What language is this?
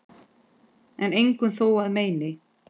Icelandic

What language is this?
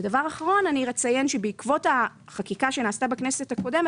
Hebrew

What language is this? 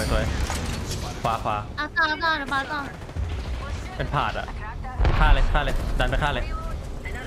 Thai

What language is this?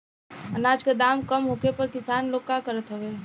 Bhojpuri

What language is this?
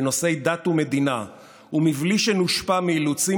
Hebrew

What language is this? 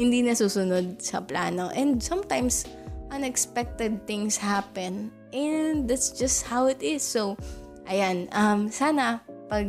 Filipino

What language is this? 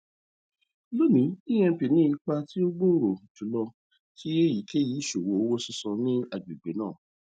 Yoruba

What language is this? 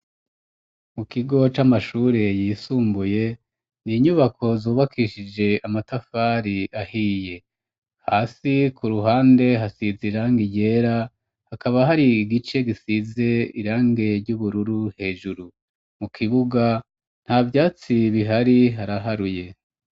Rundi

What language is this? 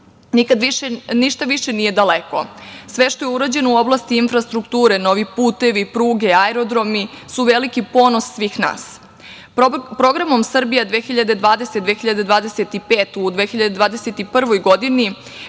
Serbian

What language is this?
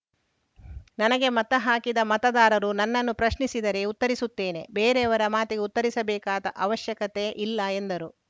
Kannada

